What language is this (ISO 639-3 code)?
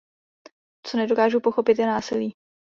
ces